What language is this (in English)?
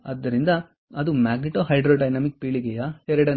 Kannada